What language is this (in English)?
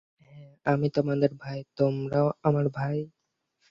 Bangla